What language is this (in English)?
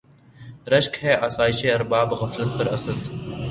Urdu